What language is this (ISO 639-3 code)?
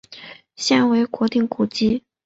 zho